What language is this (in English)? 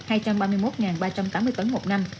Vietnamese